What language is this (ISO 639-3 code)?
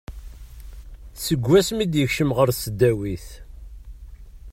kab